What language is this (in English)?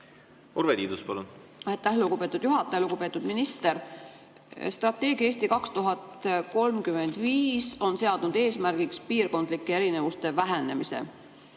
Estonian